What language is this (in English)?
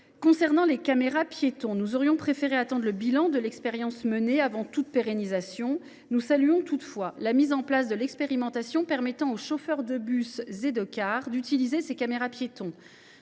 French